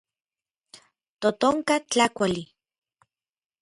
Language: Orizaba Nahuatl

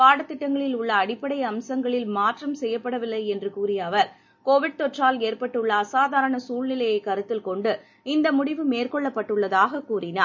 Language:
Tamil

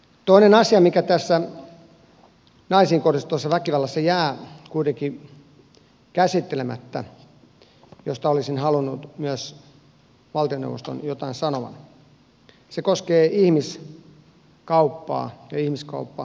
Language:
Finnish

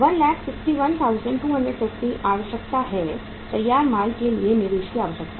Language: Hindi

